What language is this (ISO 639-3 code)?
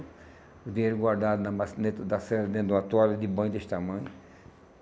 por